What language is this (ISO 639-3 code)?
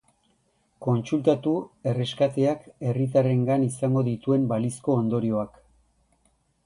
eus